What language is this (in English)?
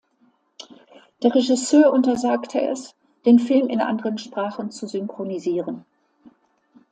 German